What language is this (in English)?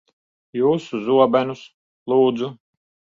Latvian